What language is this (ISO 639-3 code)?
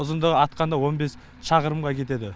kaz